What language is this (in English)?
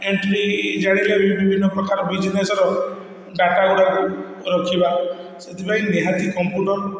Odia